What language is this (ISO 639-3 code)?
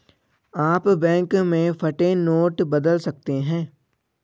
hin